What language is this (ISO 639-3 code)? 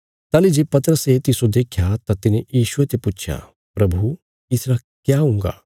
kfs